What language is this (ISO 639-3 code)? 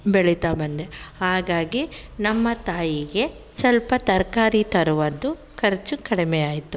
kan